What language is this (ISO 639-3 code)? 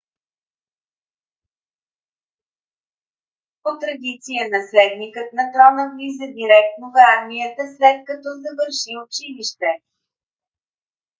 bul